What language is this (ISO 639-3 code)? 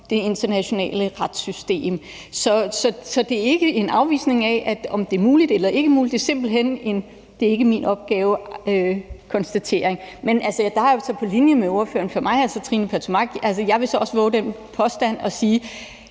dan